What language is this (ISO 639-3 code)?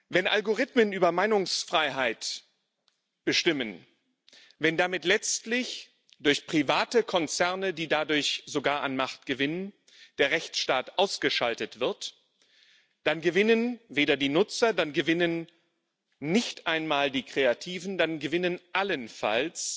deu